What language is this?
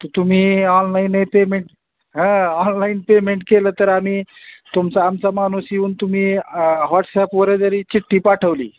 Marathi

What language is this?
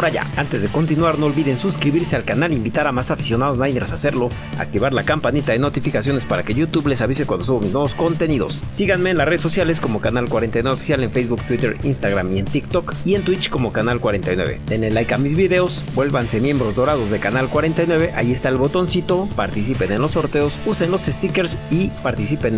Spanish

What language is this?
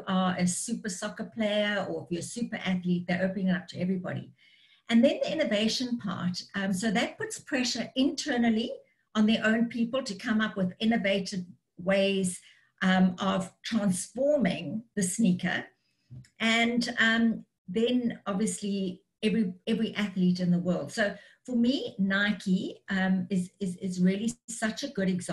English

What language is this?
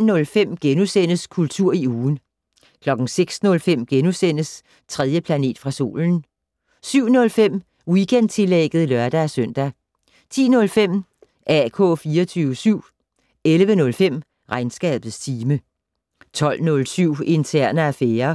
Danish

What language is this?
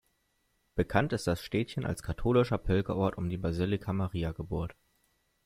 German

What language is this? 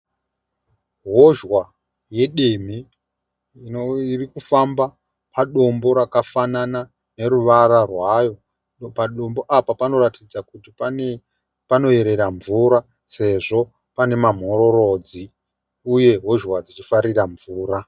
Shona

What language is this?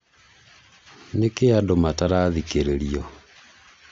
Kikuyu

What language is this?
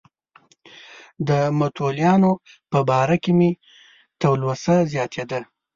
Pashto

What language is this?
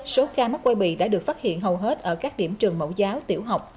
Vietnamese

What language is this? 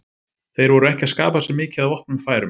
Icelandic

